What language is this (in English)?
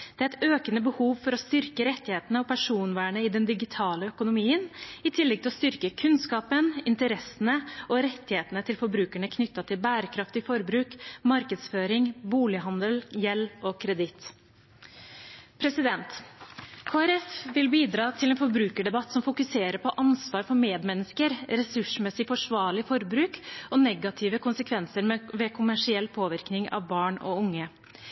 Norwegian Bokmål